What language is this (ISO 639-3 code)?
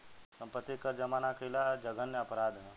bho